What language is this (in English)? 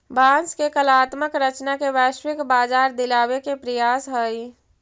Magahi